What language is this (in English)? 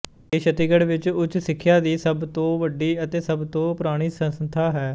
Punjabi